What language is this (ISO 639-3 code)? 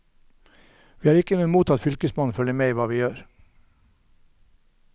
nor